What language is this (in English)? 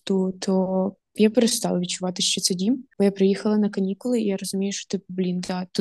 Ukrainian